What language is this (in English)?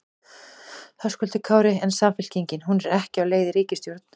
Icelandic